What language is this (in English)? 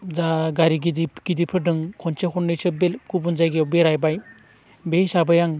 Bodo